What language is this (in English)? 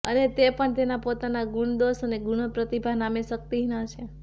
Gujarati